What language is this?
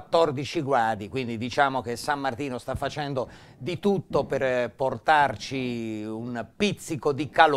Italian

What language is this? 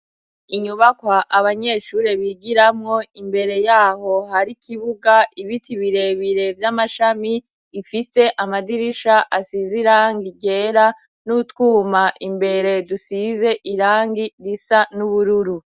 Rundi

